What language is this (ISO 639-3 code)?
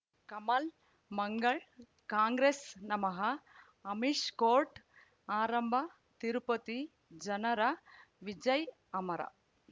kan